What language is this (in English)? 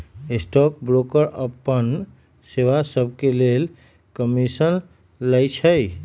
Magahi